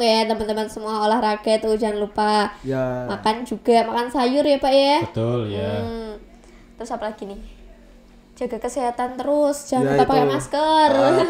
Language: Indonesian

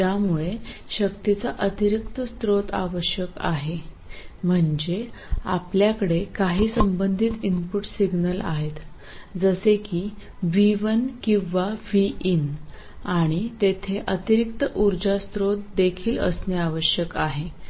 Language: Marathi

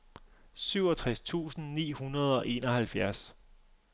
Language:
Danish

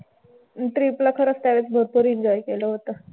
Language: Marathi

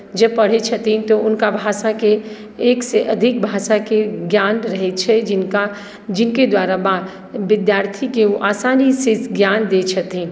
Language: Maithili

